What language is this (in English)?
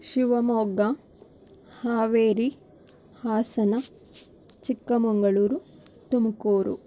Kannada